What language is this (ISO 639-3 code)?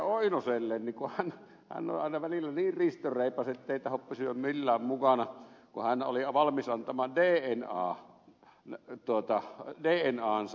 fin